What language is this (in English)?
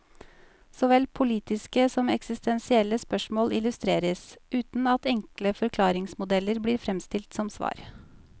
Norwegian